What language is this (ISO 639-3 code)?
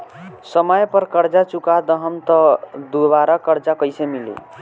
bho